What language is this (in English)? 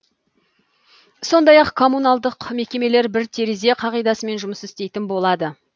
Kazakh